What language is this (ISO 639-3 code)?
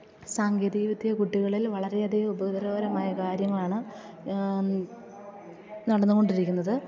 mal